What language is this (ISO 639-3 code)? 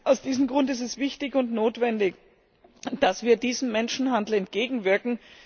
deu